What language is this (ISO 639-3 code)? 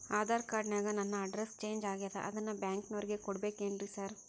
kan